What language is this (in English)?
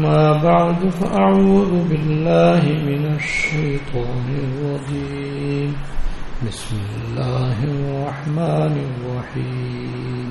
Urdu